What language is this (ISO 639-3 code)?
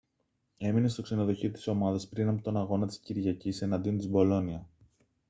ell